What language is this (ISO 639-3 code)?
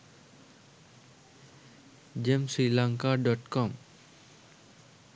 sin